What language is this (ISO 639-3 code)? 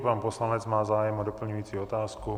ces